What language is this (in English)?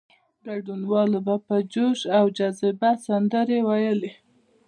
Pashto